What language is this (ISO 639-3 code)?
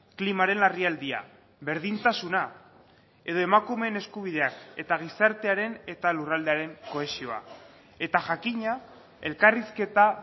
eus